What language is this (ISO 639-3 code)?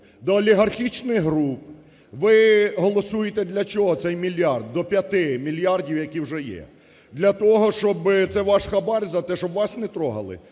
ukr